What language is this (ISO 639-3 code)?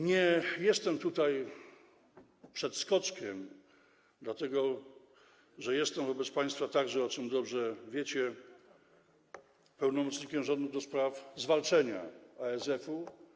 pol